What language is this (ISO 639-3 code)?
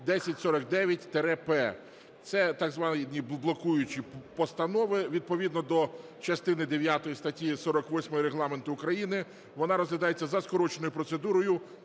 ukr